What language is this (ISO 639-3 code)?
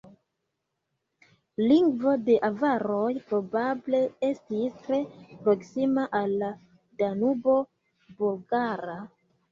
epo